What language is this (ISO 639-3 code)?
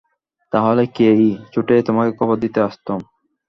ben